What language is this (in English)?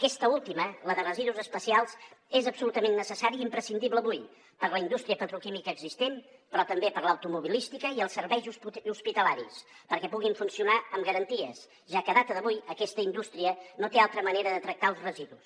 Catalan